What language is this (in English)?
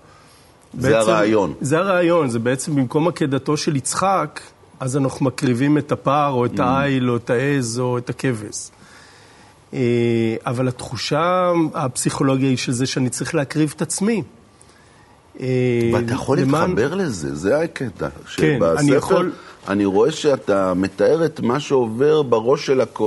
Hebrew